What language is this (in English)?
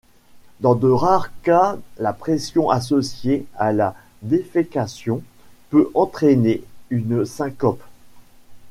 French